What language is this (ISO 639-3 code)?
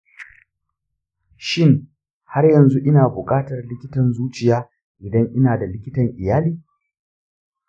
hau